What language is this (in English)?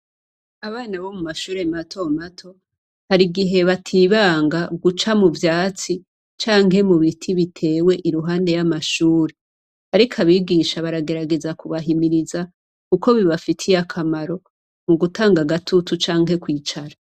Rundi